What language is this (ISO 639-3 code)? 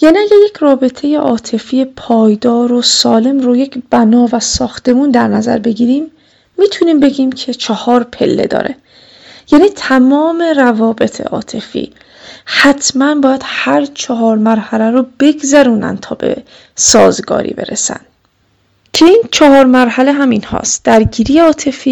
fas